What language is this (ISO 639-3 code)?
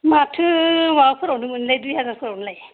brx